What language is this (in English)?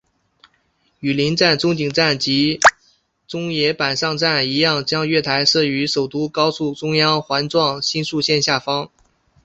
Chinese